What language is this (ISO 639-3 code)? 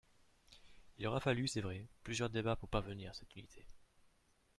fra